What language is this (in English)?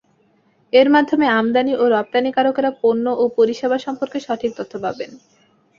Bangla